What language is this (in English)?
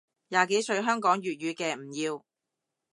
Cantonese